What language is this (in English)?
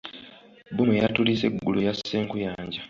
Ganda